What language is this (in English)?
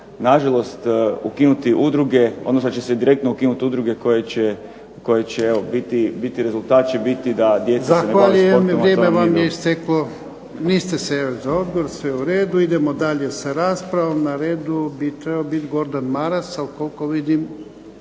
Croatian